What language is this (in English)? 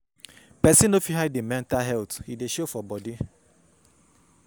Nigerian Pidgin